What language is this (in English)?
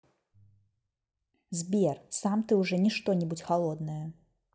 Russian